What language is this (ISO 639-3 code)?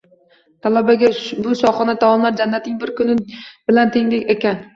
uzb